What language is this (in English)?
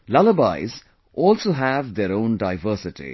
English